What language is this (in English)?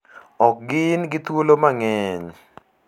Luo (Kenya and Tanzania)